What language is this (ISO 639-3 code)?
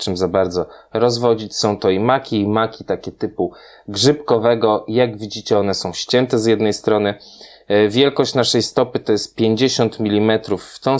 pol